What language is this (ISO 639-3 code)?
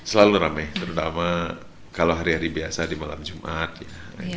ind